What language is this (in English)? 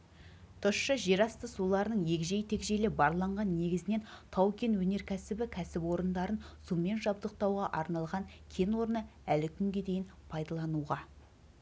Kazakh